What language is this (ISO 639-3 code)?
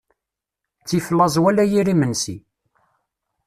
kab